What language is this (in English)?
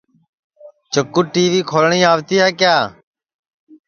Sansi